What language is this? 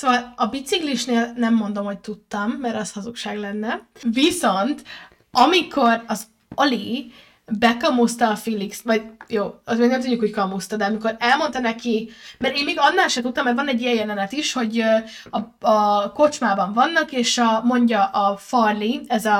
Hungarian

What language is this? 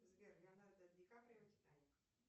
Russian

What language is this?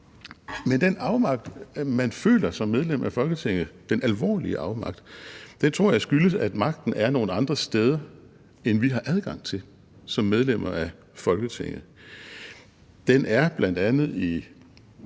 Danish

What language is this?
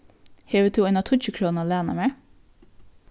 Faroese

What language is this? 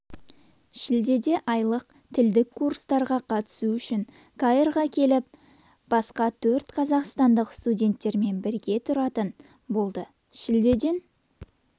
Kazakh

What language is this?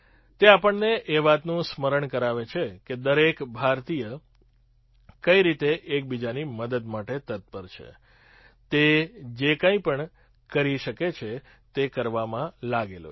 Gujarati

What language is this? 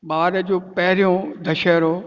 Sindhi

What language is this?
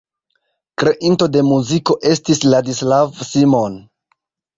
Esperanto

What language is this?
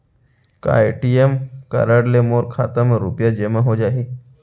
Chhattisgarhi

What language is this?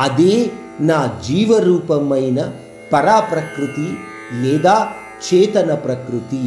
Hindi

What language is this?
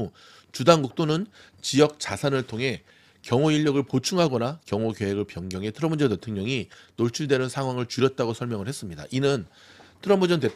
Korean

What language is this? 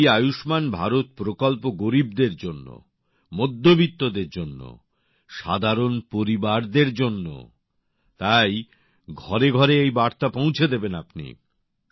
Bangla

